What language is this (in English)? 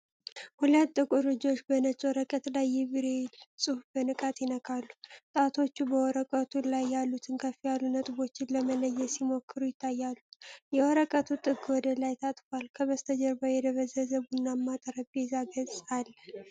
Amharic